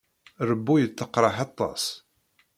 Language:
Kabyle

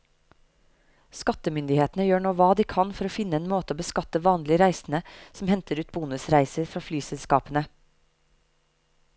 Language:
Norwegian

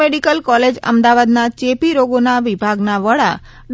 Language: Gujarati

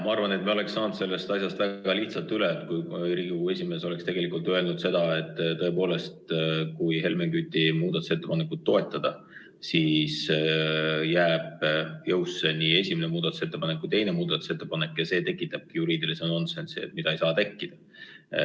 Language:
Estonian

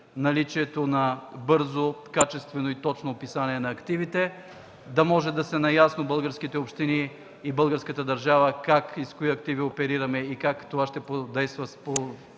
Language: Bulgarian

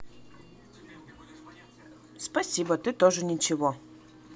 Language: Russian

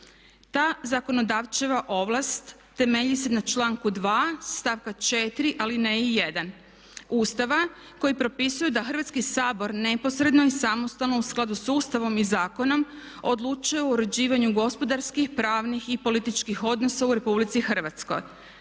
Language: Croatian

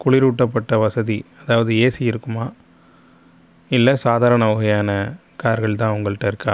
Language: Tamil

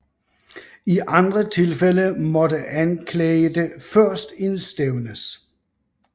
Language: Danish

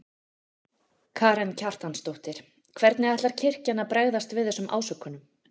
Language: Icelandic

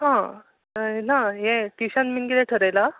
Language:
Konkani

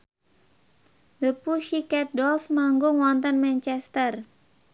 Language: Javanese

